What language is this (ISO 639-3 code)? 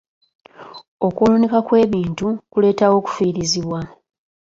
lug